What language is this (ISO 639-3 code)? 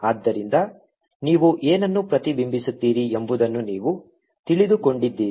kan